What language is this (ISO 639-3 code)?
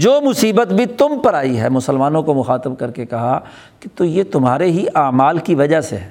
urd